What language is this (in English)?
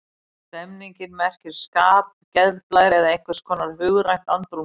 Icelandic